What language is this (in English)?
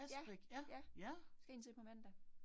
Danish